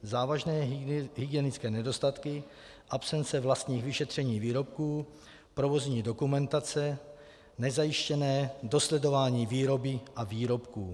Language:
Czech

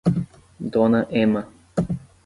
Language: Portuguese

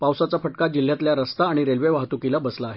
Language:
Marathi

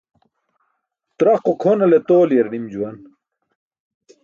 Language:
Burushaski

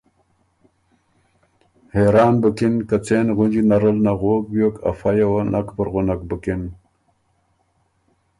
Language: Ormuri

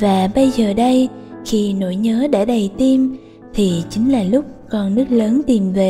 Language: Vietnamese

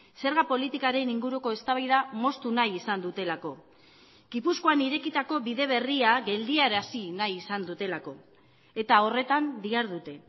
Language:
Basque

